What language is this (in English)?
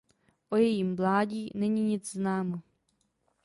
Czech